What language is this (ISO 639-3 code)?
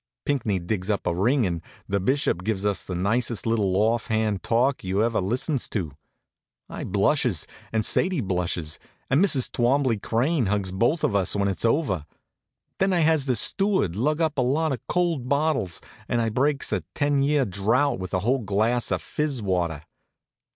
eng